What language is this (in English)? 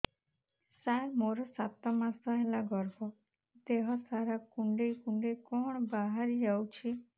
Odia